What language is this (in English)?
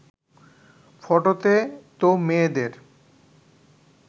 Bangla